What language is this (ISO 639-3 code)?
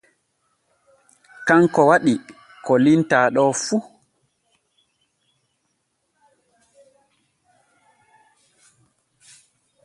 fue